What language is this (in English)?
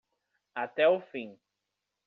Portuguese